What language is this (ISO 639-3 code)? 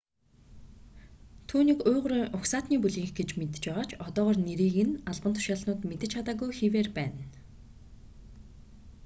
mon